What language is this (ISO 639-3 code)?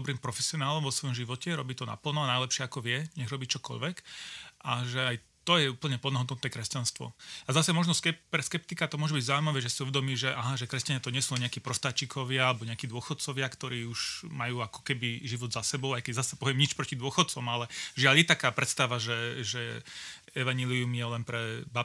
slk